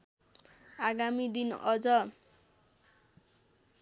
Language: Nepali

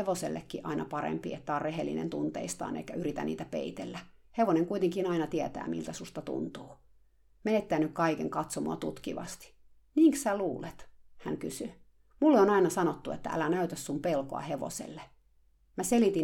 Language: Finnish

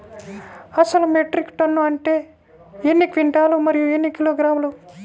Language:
Telugu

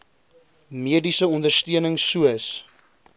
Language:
Afrikaans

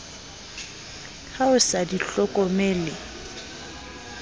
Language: Southern Sotho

